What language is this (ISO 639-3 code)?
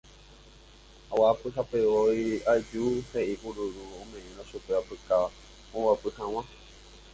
grn